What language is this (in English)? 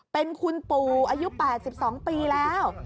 Thai